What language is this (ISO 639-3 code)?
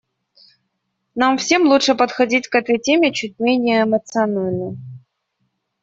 rus